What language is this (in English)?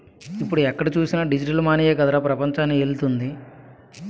Telugu